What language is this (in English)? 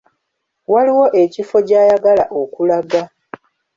Ganda